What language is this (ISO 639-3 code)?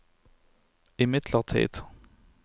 nor